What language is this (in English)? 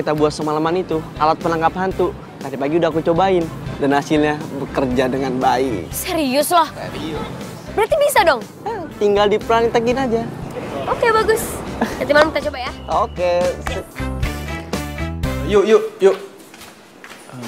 Indonesian